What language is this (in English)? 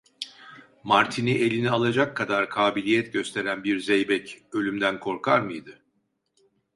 Turkish